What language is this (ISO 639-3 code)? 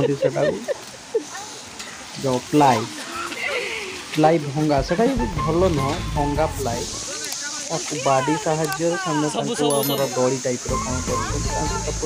ara